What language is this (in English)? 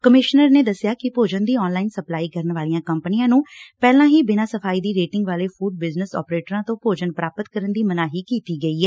Punjabi